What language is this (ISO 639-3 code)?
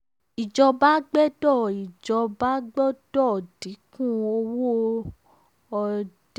yor